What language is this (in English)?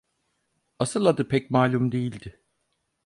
Turkish